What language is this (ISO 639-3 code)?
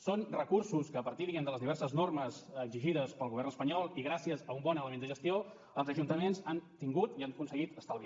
cat